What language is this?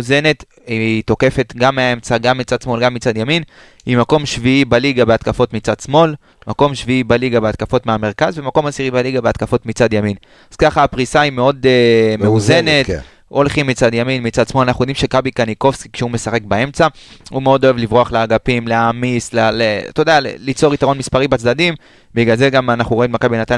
Hebrew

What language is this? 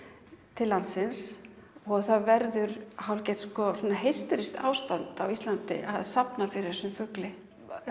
Icelandic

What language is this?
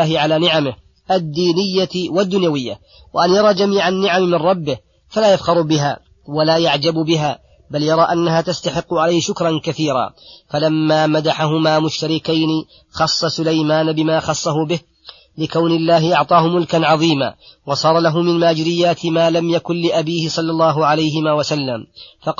Arabic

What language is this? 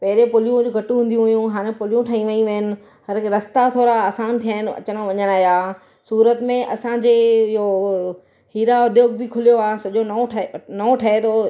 Sindhi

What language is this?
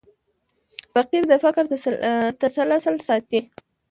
Pashto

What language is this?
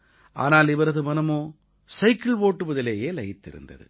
Tamil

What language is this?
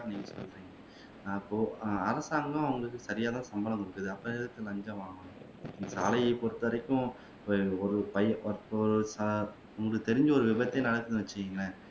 Tamil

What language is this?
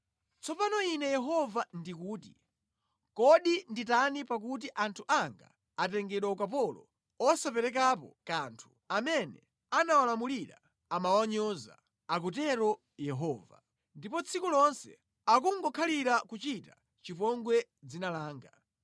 Nyanja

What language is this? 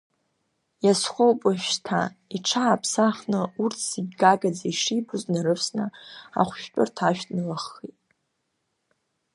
Abkhazian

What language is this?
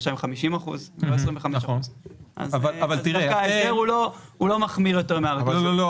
Hebrew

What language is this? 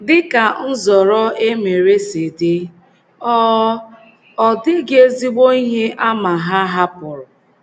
Igbo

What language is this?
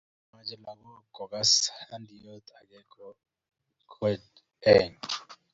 Kalenjin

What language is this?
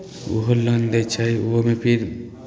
Maithili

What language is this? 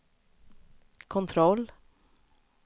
Swedish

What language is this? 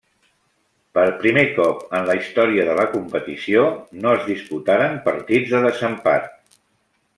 Catalan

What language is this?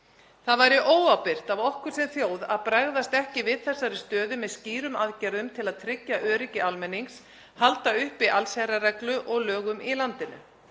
Icelandic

